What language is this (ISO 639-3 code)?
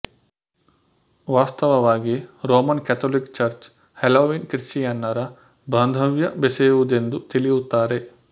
kan